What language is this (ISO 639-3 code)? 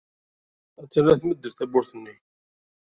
kab